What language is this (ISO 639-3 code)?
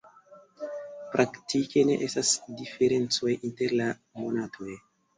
epo